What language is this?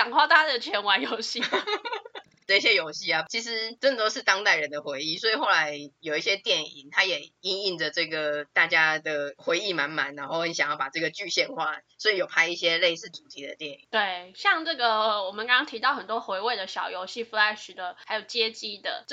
Chinese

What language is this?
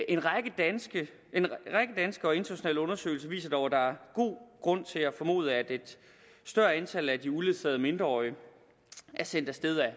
Danish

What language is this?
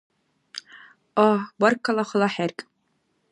Dargwa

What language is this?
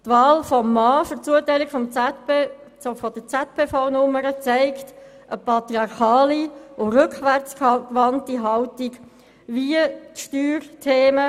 Swiss German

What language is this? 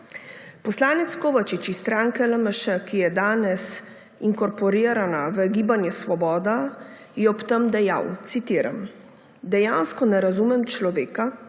Slovenian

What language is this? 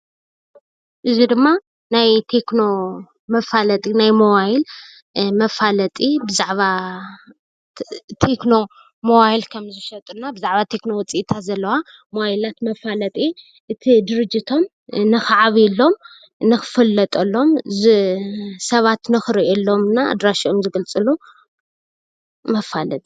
Tigrinya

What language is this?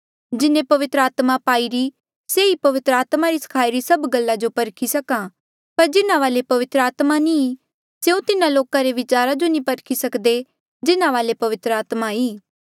Mandeali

